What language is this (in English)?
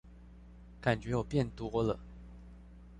Chinese